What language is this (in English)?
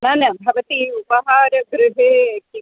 Sanskrit